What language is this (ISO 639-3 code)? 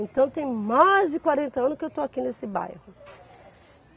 por